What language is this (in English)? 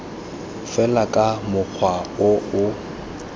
Tswana